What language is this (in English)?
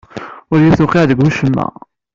Kabyle